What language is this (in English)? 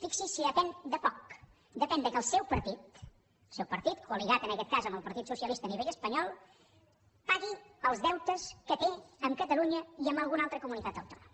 Catalan